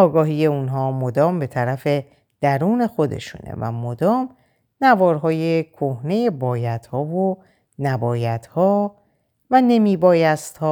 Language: Persian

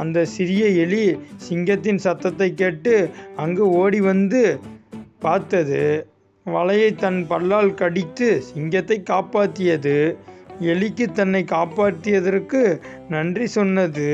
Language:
Tamil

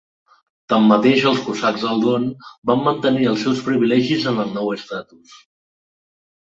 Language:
Catalan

